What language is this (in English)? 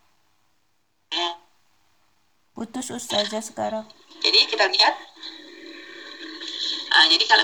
Indonesian